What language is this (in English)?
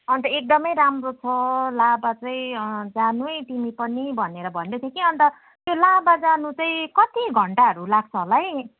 Nepali